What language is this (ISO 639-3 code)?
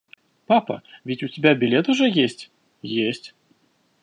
rus